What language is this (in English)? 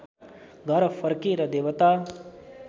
Nepali